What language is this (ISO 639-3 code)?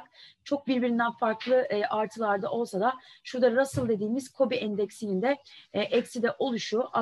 tur